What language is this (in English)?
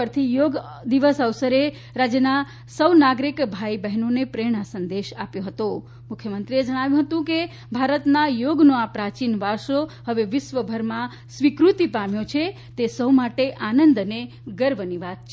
Gujarati